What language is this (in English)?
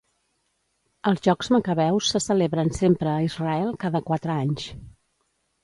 Catalan